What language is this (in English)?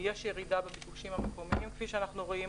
Hebrew